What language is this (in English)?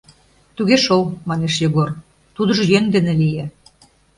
Mari